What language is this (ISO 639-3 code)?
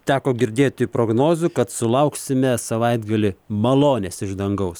lit